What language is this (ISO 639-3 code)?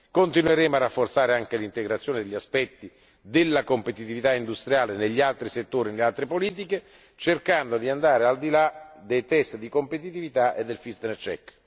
ita